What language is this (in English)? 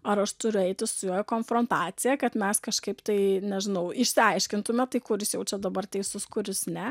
Lithuanian